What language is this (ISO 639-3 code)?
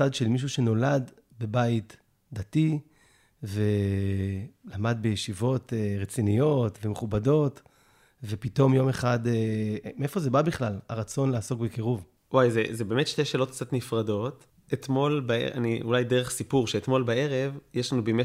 heb